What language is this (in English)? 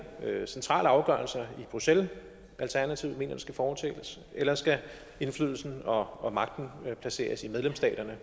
Danish